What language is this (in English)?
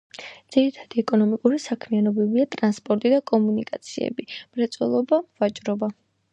Georgian